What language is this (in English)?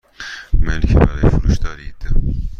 Persian